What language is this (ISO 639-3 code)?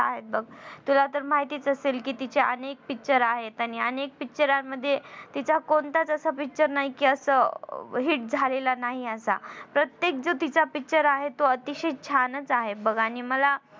mar